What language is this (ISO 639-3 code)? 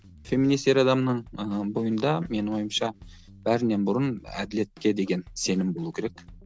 kaz